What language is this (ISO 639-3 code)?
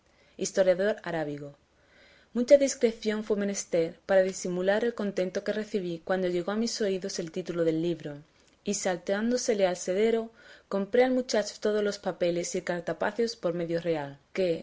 spa